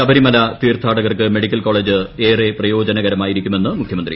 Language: Malayalam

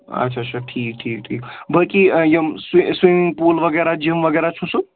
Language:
Kashmiri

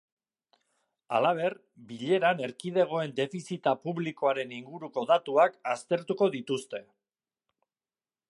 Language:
Basque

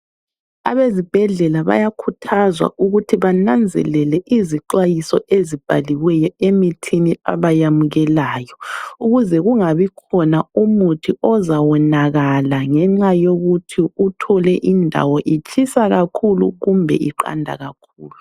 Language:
North Ndebele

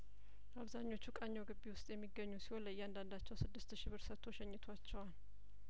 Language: Amharic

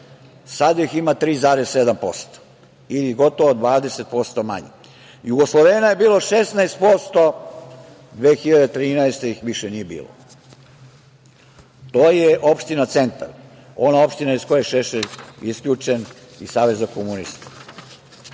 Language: Serbian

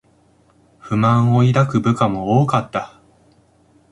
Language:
Japanese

